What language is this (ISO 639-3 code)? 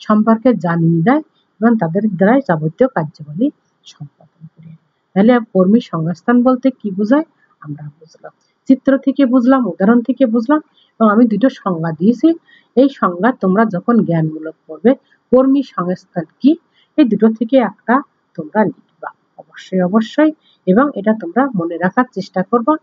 hin